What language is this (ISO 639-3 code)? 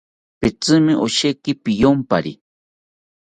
cpy